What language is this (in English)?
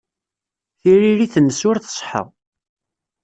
Kabyle